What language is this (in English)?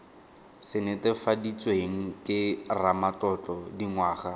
Tswana